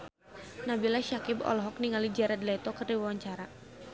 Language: Sundanese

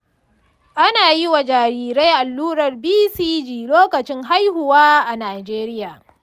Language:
Hausa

